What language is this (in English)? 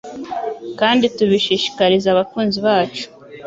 Kinyarwanda